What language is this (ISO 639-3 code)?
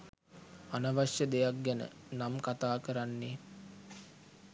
sin